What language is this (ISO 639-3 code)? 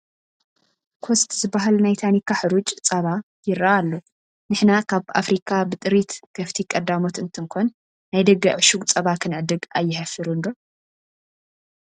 tir